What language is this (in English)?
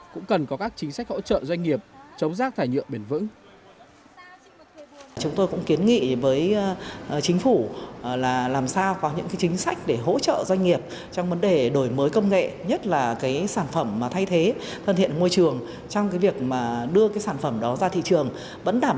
Vietnamese